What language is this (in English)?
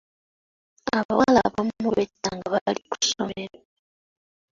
Ganda